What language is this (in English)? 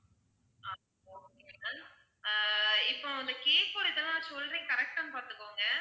Tamil